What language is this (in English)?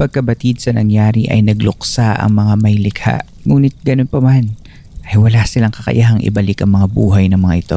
Filipino